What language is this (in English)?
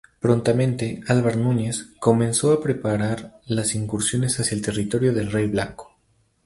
Spanish